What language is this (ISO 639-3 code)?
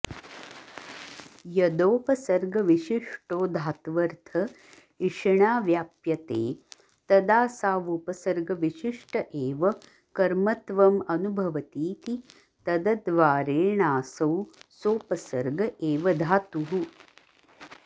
san